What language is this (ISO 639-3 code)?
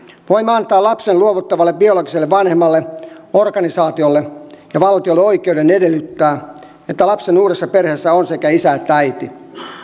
fin